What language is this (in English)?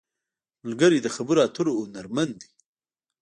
Pashto